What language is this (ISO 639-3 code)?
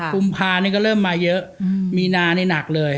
tha